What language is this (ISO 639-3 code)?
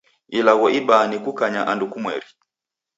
dav